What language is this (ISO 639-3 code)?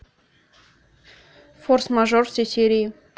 rus